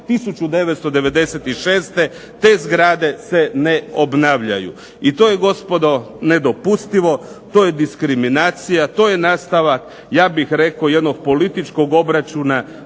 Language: Croatian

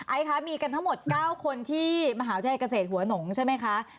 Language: Thai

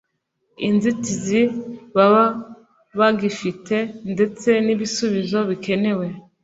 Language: Kinyarwanda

